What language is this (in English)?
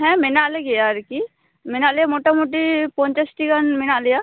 Santali